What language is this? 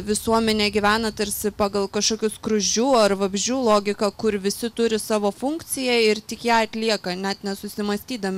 Lithuanian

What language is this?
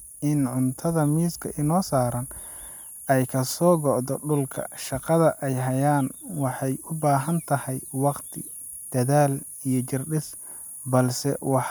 Somali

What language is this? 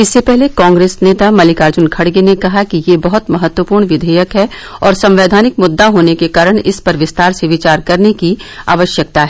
Hindi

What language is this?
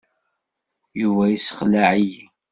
Kabyle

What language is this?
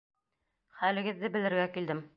Bashkir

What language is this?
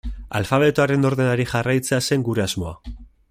Basque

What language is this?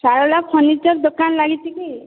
Odia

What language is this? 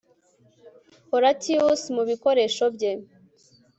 Kinyarwanda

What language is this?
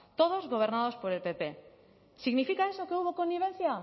Spanish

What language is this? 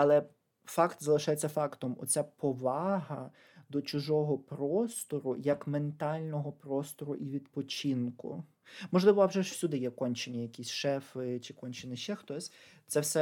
Ukrainian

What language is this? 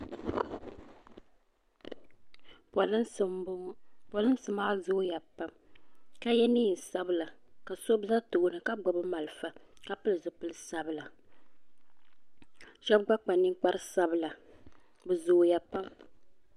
Dagbani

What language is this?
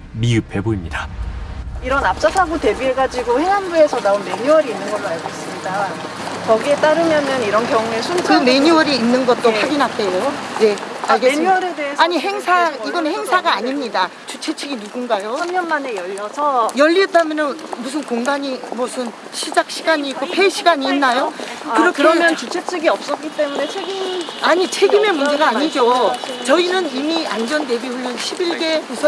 Korean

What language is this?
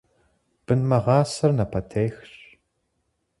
Kabardian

